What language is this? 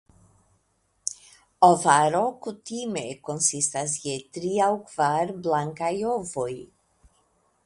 Esperanto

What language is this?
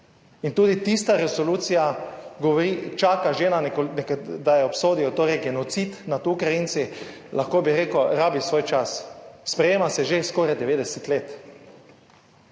Slovenian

